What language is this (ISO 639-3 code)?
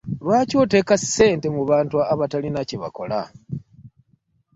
lug